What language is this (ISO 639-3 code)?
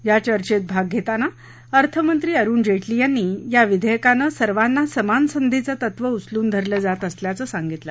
mar